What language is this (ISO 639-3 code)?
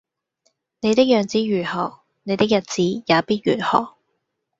yue